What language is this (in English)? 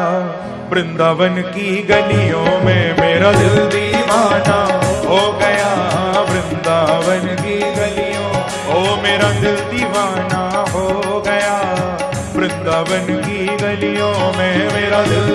Hindi